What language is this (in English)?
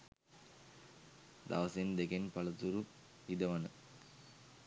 Sinhala